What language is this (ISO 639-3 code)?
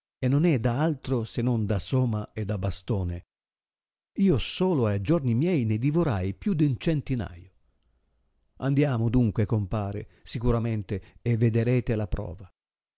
ita